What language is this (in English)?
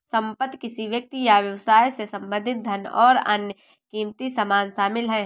Hindi